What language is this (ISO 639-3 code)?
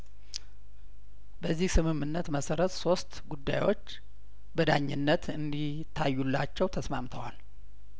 amh